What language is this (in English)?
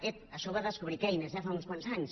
Catalan